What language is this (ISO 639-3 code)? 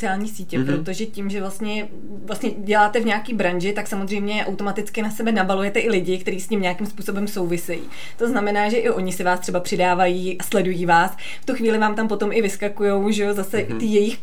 ces